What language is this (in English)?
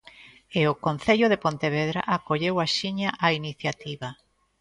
Galician